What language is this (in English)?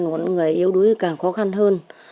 Vietnamese